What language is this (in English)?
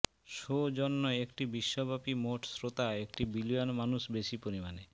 Bangla